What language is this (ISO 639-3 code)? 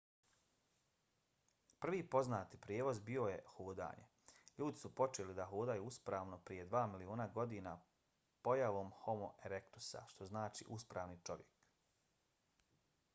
bos